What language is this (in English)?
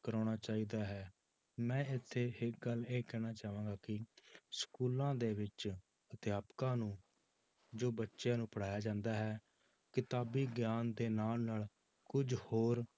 Punjabi